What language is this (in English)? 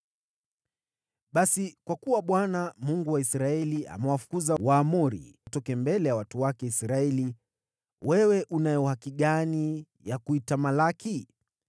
Swahili